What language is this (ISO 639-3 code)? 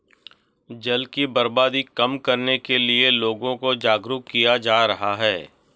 hin